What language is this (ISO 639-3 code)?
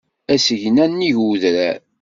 kab